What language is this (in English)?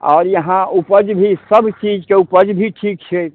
Maithili